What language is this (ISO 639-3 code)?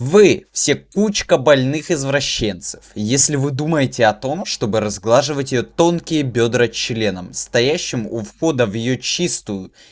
rus